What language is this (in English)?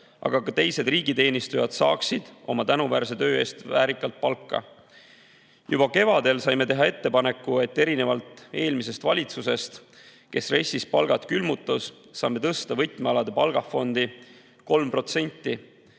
Estonian